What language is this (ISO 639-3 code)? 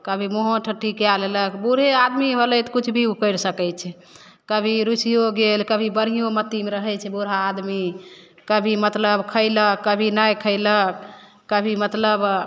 mai